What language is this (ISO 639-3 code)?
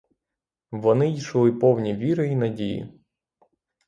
ukr